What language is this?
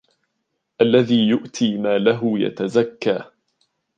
Arabic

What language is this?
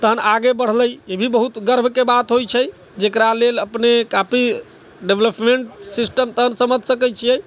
Maithili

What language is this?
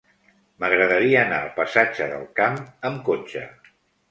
Catalan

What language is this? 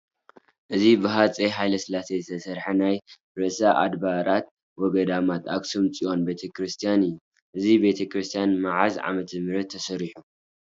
Tigrinya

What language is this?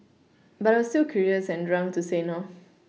English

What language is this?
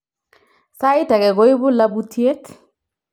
Kalenjin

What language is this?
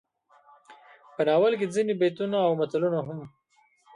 Pashto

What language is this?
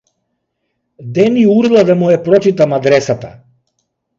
Macedonian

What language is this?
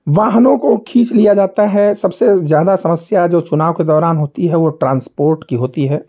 Hindi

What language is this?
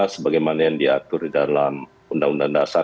Indonesian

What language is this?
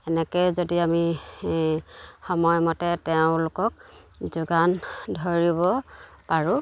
Assamese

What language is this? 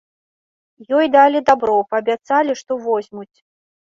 Belarusian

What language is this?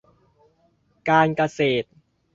Thai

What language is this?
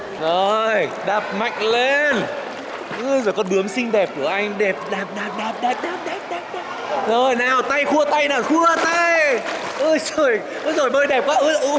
Vietnamese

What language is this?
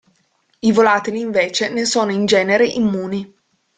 Italian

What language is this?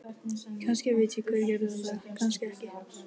Icelandic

